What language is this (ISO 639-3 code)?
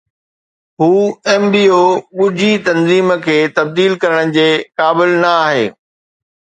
snd